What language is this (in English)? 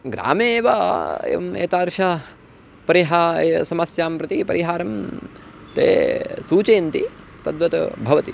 Sanskrit